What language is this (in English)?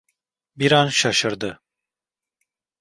Turkish